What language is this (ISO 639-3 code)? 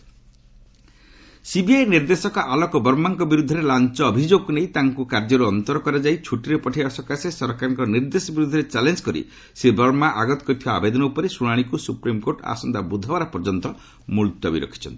ori